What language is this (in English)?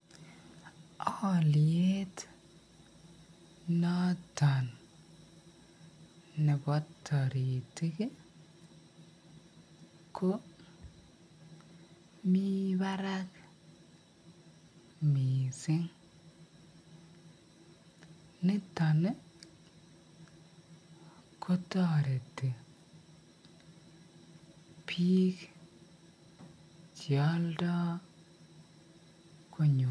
Kalenjin